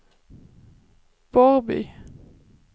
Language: Swedish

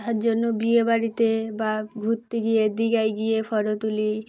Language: Bangla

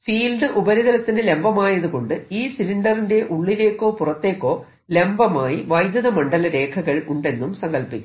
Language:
Malayalam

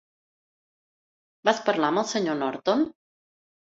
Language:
Catalan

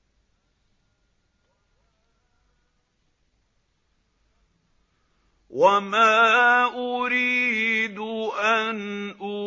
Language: Arabic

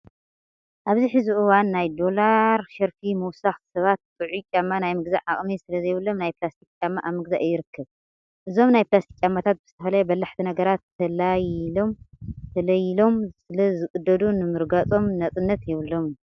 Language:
Tigrinya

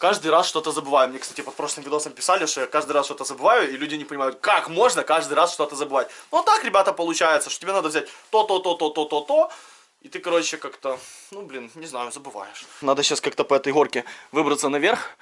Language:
Russian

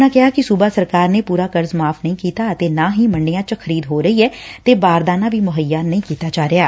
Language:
Punjabi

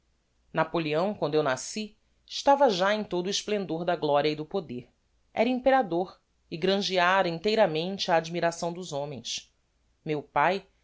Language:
Portuguese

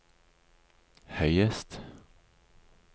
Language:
Norwegian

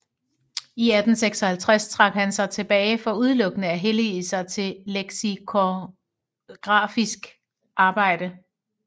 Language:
Danish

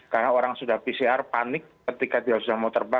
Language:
Indonesian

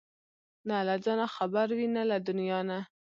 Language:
Pashto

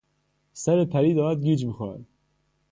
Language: Persian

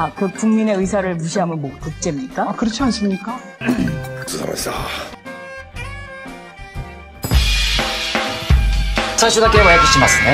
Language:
Korean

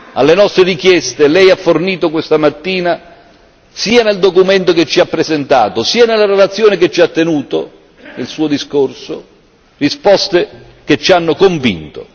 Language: Italian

